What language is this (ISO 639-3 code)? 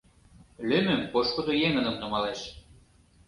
chm